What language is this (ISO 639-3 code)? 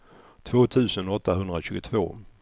swe